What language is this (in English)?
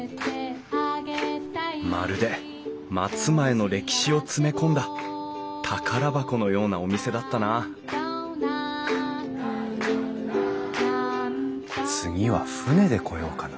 Japanese